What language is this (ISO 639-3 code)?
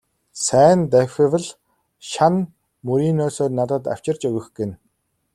mon